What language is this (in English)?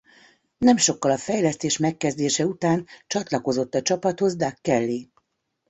Hungarian